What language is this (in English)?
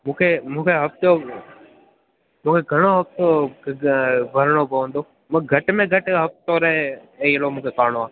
Sindhi